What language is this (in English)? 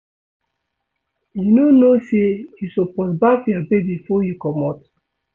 Nigerian Pidgin